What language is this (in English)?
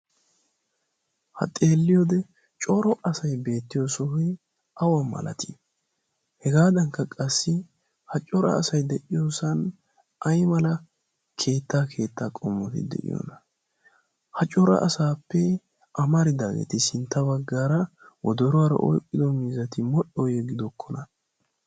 Wolaytta